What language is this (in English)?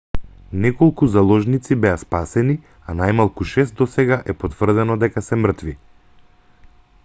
Macedonian